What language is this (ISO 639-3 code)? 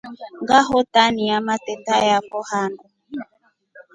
rof